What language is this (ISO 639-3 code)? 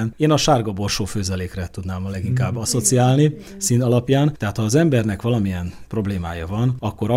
hun